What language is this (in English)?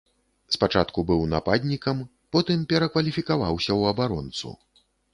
Belarusian